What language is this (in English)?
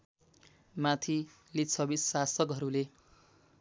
Nepali